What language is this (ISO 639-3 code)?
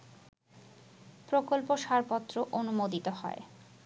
ben